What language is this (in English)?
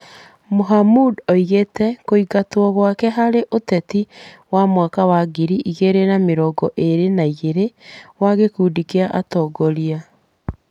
Kikuyu